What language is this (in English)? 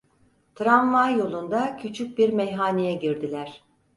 Turkish